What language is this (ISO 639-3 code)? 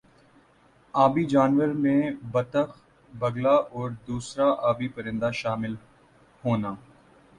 urd